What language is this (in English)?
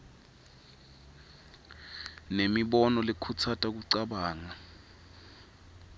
Swati